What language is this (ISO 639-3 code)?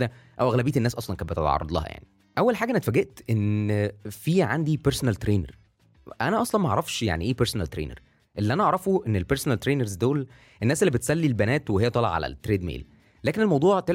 ara